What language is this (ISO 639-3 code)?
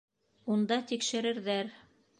bak